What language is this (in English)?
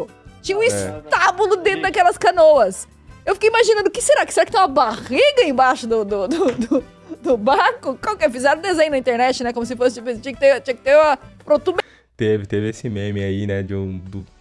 Portuguese